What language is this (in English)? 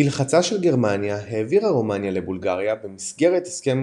Hebrew